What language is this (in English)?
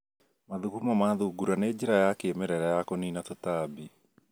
Kikuyu